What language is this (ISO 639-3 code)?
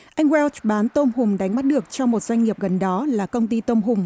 vie